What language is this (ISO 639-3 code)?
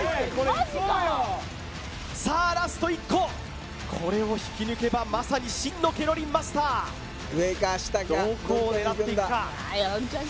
jpn